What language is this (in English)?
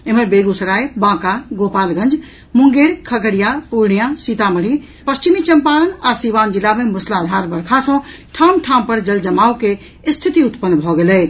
Maithili